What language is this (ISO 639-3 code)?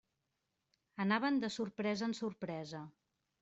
cat